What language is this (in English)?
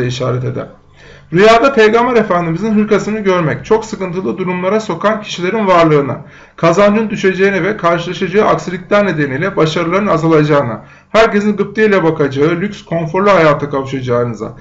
Turkish